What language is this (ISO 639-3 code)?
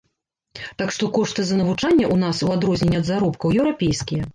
bel